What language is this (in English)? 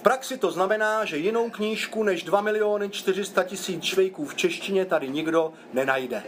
Czech